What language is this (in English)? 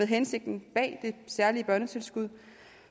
Danish